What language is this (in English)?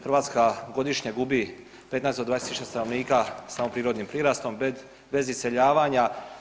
Croatian